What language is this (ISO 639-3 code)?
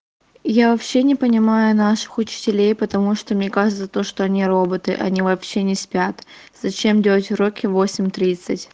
rus